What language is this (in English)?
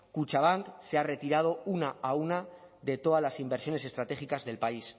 Spanish